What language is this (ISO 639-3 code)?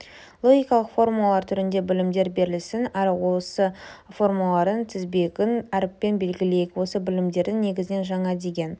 kaz